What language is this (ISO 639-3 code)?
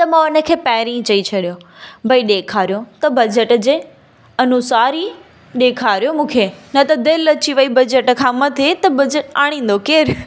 snd